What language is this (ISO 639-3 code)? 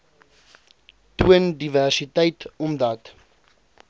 afr